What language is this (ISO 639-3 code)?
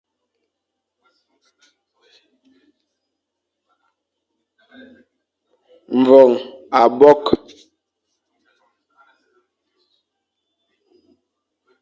fan